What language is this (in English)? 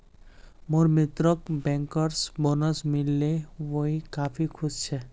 Magahi